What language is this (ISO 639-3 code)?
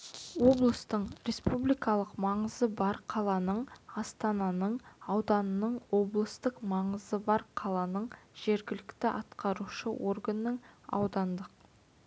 kaz